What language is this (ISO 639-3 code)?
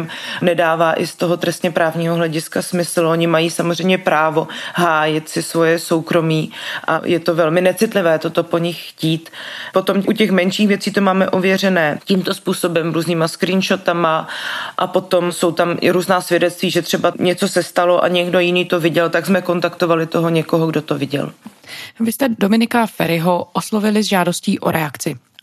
ces